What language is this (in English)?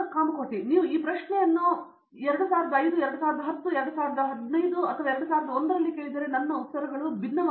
Kannada